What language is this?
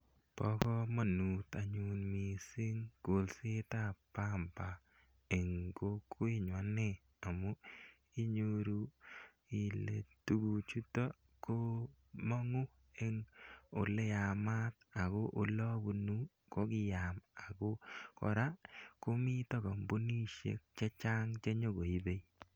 Kalenjin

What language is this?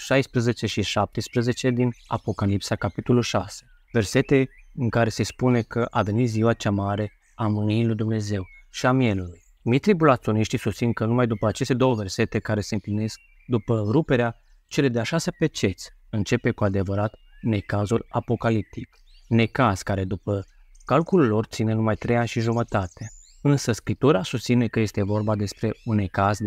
Romanian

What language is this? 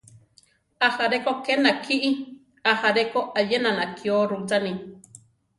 Central Tarahumara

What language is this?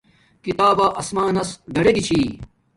Domaaki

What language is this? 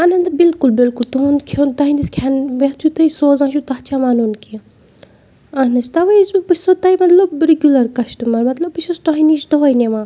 Kashmiri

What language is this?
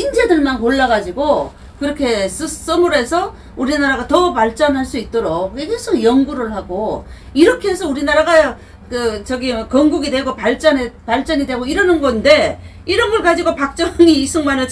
Korean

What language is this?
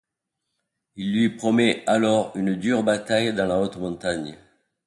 French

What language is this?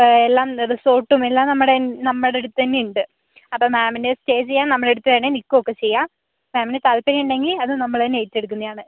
Malayalam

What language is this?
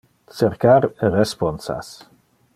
Interlingua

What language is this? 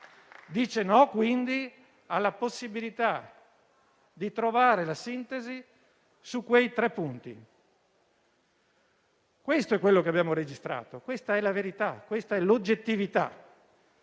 Italian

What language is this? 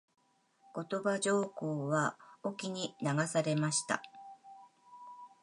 Japanese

